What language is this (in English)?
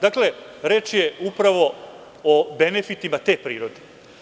Serbian